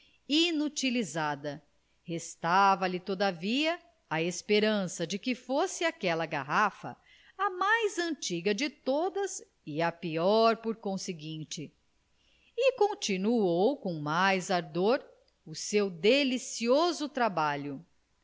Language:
Portuguese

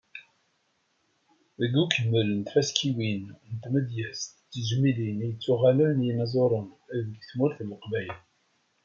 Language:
Kabyle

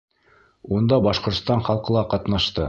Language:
Bashkir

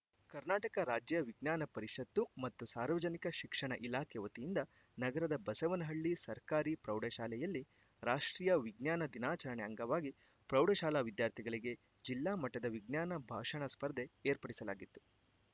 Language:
Kannada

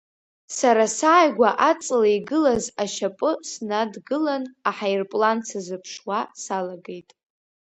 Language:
Abkhazian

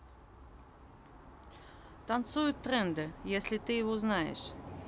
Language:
Russian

